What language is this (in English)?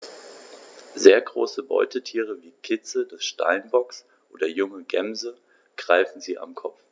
German